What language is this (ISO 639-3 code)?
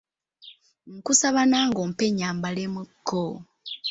lug